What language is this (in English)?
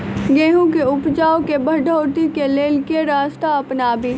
Maithili